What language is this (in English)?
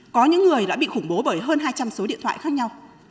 Vietnamese